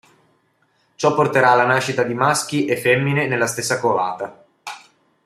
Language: Italian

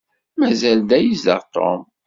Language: Kabyle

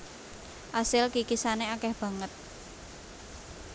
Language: Javanese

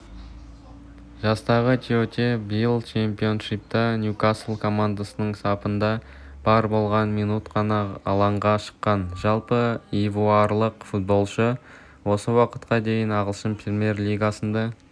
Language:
Kazakh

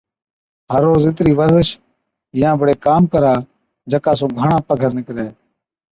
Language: Od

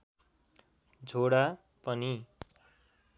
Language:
Nepali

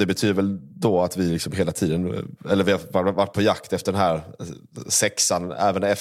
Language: Swedish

